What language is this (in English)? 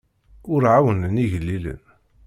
Kabyle